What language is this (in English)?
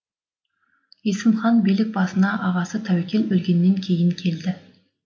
Kazakh